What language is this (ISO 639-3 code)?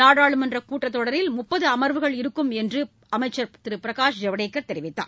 tam